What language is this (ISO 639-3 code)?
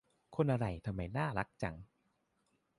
tha